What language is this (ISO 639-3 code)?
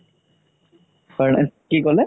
asm